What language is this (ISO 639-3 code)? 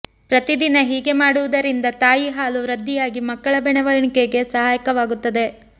kan